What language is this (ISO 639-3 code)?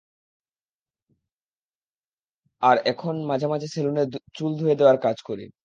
ben